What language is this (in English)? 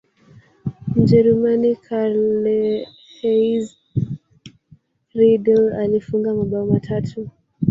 Swahili